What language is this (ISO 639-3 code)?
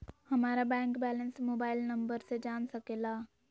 mag